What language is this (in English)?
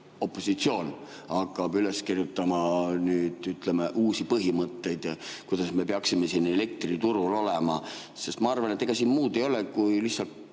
Estonian